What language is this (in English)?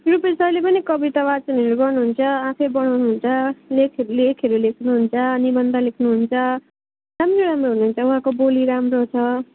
Nepali